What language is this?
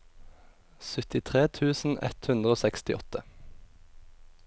Norwegian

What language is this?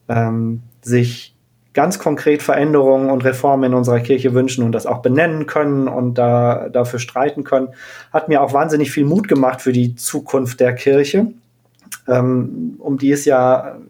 German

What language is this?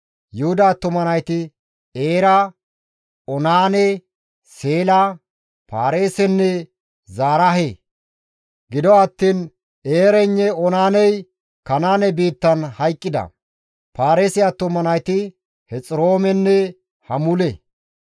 Gamo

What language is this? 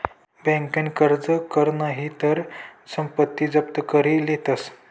Marathi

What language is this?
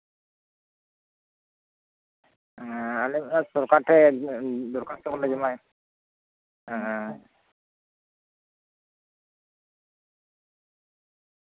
Santali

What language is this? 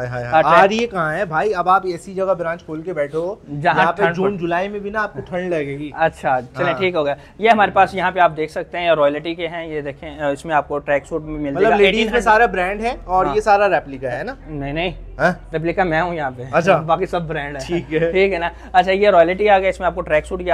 Hindi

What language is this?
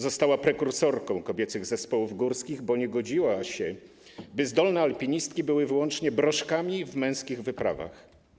Polish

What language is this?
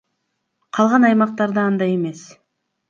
Kyrgyz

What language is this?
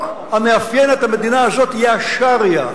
Hebrew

